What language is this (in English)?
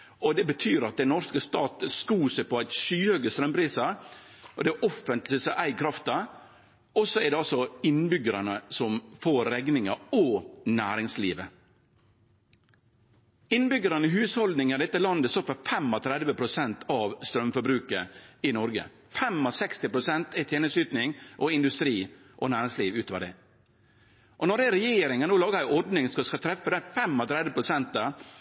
Norwegian Nynorsk